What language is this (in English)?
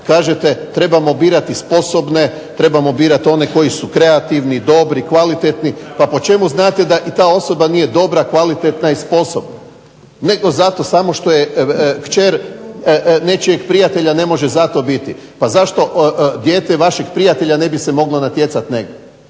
Croatian